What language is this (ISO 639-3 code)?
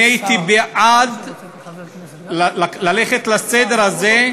heb